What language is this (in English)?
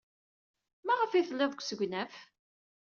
Kabyle